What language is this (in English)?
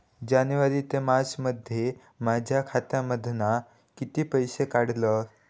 Marathi